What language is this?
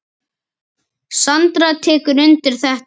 Icelandic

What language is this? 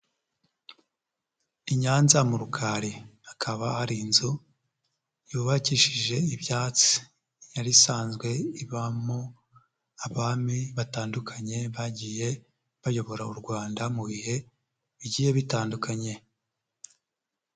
Kinyarwanda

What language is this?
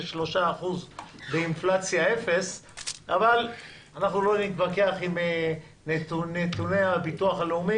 Hebrew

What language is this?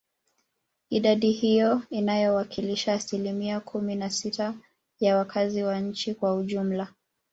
Swahili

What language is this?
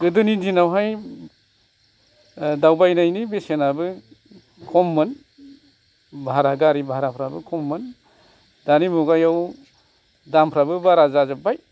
Bodo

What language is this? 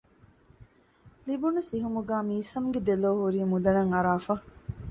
Divehi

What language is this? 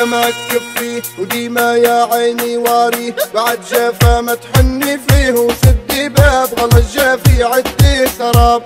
Dutch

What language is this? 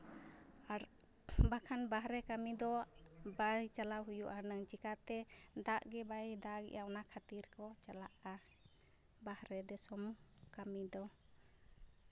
Santali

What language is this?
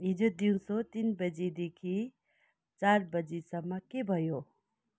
Nepali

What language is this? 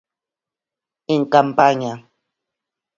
Galician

